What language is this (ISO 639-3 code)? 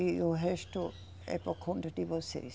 por